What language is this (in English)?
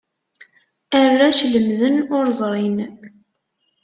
Kabyle